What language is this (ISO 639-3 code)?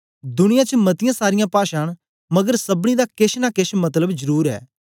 doi